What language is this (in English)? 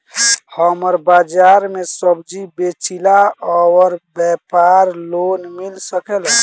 Bhojpuri